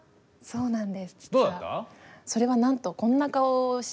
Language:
Japanese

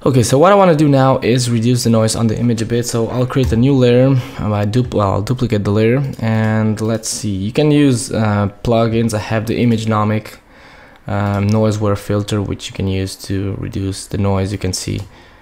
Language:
English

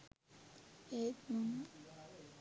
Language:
Sinhala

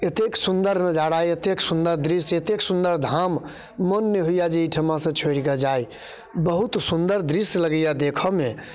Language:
Maithili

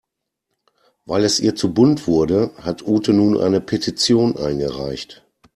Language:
German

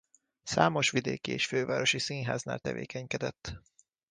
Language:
Hungarian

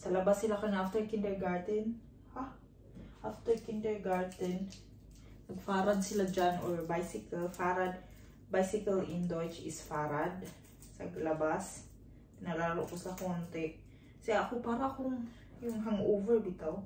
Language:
Filipino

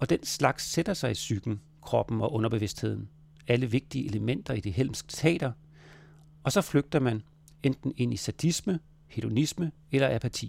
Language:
Danish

